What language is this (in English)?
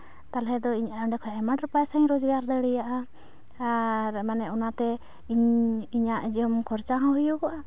Santali